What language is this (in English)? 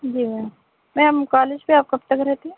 Urdu